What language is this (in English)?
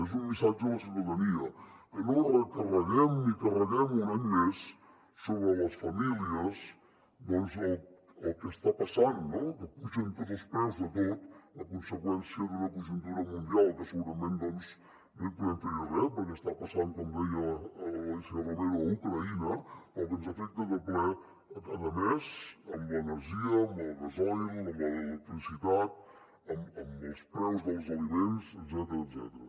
Catalan